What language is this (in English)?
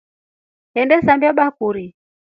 Rombo